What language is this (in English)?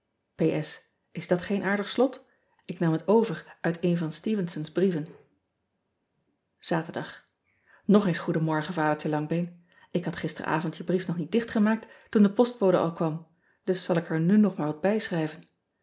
Dutch